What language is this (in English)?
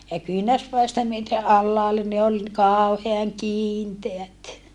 Finnish